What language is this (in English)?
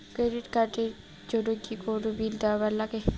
Bangla